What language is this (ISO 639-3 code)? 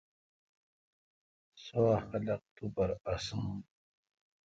xka